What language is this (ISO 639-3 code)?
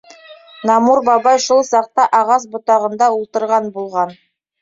bak